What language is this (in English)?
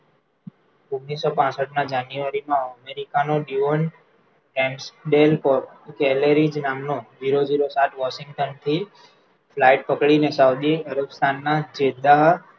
Gujarati